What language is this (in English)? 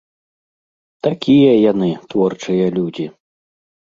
Belarusian